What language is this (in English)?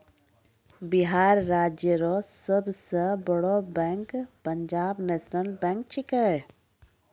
Maithili